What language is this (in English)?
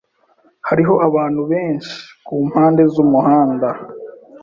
Kinyarwanda